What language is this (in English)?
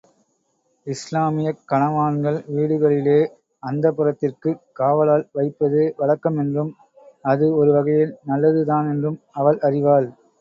Tamil